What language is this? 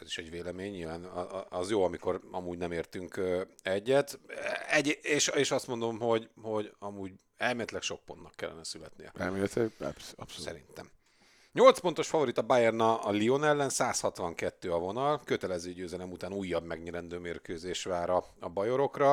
Hungarian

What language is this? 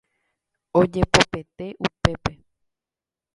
Guarani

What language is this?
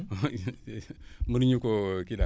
Wolof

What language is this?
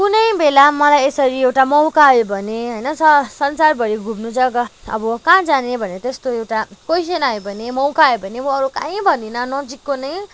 Nepali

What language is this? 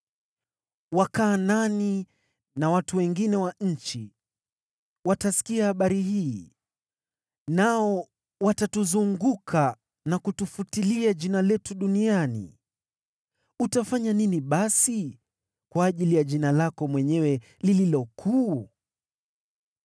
Swahili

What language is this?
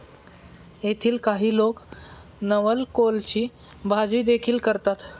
Marathi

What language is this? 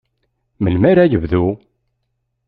Kabyle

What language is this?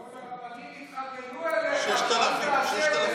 Hebrew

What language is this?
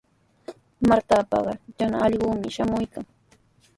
Sihuas Ancash Quechua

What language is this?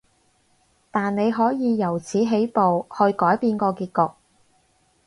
Cantonese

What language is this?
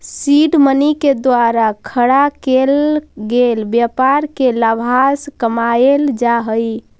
Magahi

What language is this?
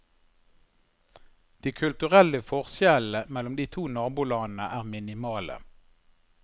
Norwegian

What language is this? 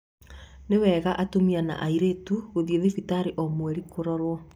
Kikuyu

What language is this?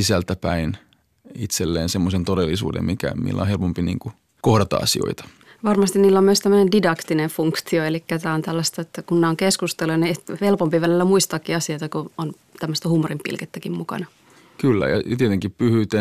Finnish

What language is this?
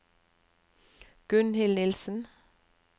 Norwegian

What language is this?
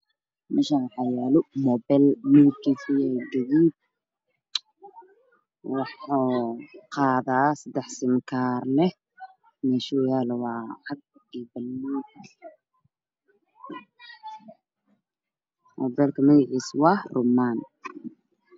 Somali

